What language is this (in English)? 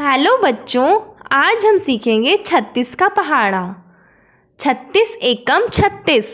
Hindi